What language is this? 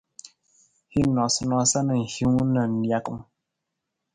Nawdm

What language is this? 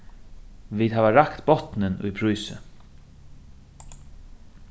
Faroese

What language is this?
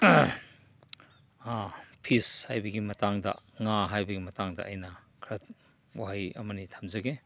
Manipuri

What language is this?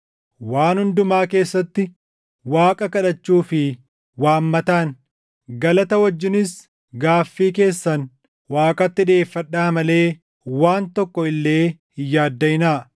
Oromo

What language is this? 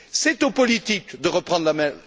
French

